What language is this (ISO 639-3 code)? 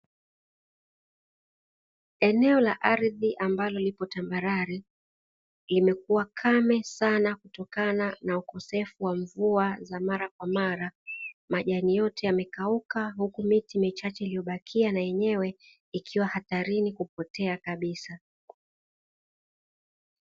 swa